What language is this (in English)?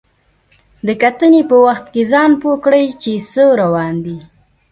Pashto